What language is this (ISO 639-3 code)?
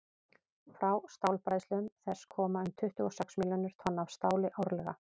isl